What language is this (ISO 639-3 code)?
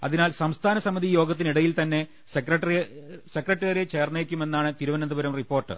mal